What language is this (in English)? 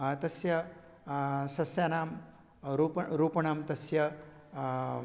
Sanskrit